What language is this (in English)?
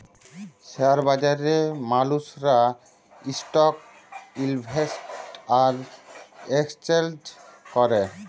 Bangla